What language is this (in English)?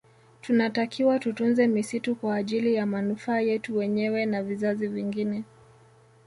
Swahili